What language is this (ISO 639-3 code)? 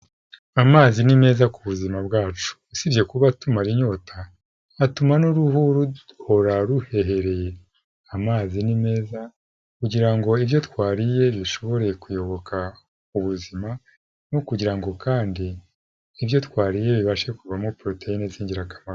kin